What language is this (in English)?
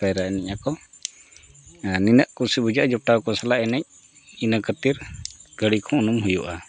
Santali